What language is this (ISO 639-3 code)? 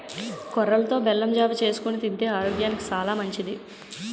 tel